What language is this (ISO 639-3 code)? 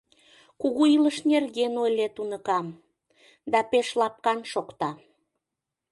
chm